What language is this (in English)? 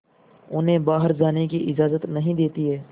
Hindi